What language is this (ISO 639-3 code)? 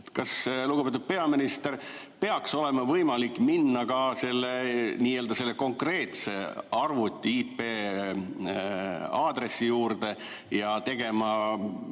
est